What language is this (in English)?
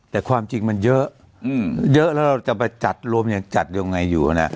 Thai